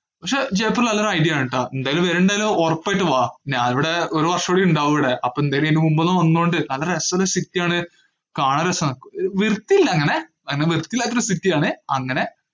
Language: Malayalam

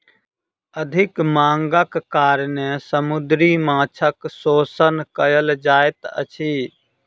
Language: Maithili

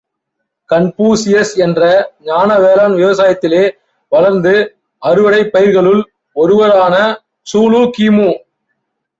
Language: Tamil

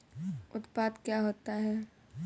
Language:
Hindi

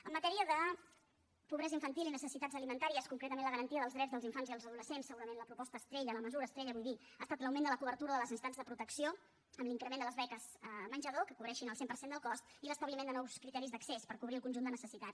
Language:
Catalan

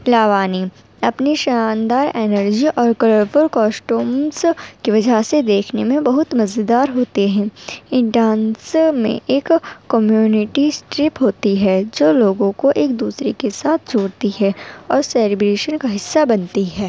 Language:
Urdu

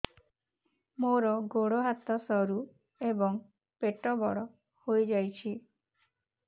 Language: Odia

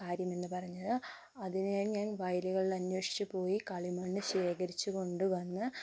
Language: Malayalam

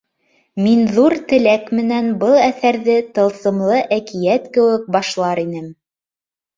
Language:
Bashkir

